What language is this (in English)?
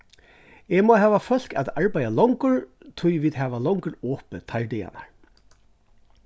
Faroese